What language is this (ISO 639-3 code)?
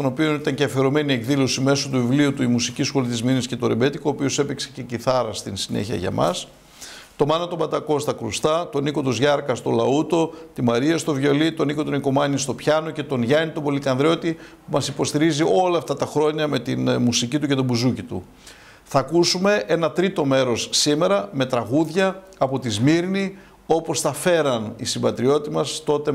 ell